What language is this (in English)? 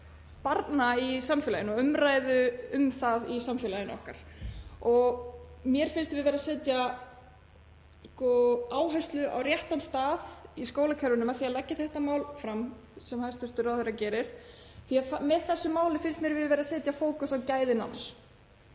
Icelandic